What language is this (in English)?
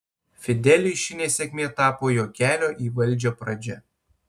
Lithuanian